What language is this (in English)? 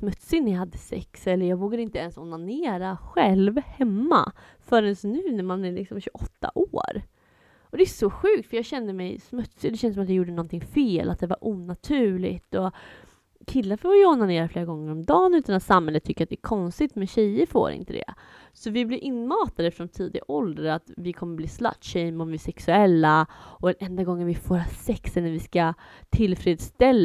Swedish